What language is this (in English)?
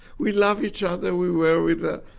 English